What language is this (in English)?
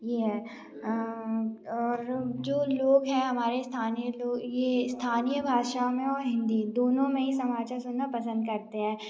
Hindi